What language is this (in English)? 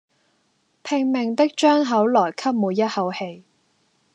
Cantonese